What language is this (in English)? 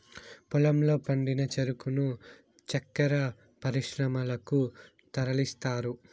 Telugu